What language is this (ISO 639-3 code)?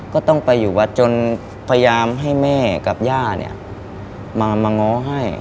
tha